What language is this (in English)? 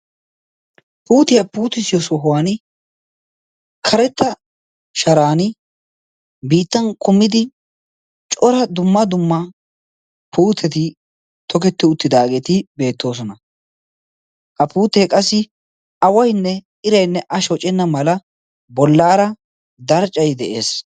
Wolaytta